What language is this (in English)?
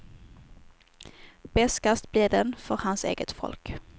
Swedish